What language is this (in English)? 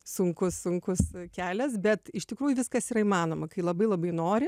Lithuanian